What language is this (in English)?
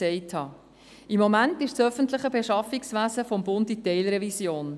Swiss German